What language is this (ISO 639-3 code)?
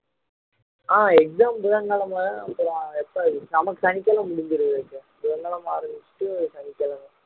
tam